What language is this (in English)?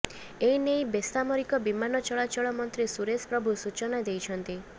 Odia